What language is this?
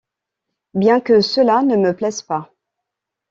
French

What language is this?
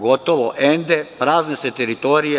Serbian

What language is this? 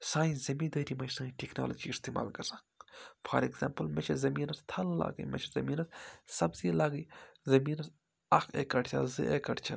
Kashmiri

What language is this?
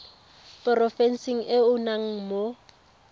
Tswana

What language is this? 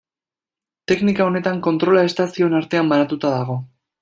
Basque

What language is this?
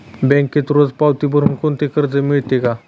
Marathi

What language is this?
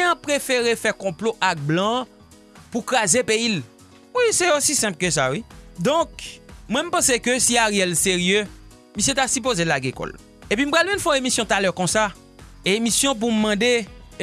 French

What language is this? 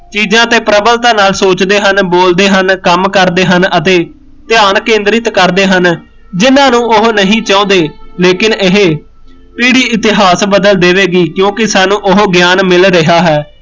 Punjabi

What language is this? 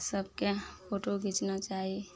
Maithili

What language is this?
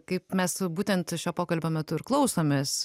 Lithuanian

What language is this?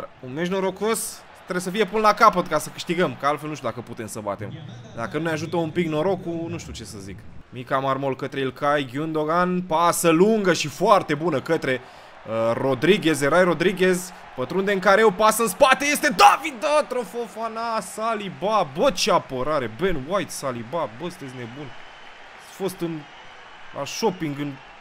Romanian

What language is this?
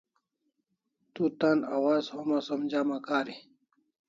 Kalasha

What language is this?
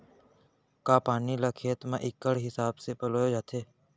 Chhattisgarhi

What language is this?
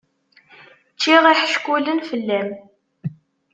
Kabyle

